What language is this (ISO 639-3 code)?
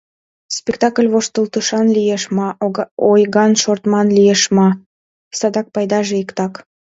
chm